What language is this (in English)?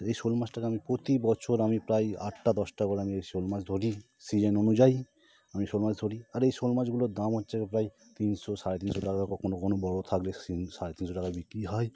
Bangla